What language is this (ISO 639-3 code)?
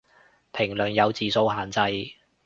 yue